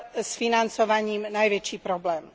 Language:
Slovak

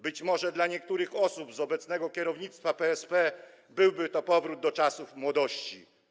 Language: Polish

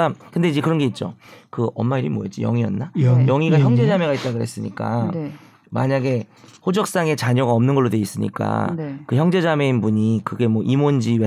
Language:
Korean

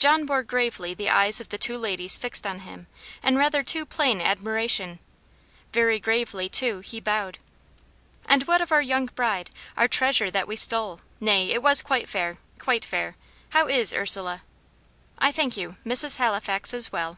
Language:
English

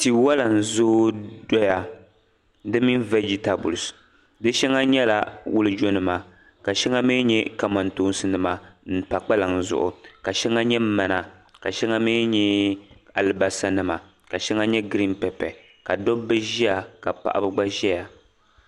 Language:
Dagbani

